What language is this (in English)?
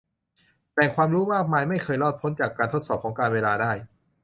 Thai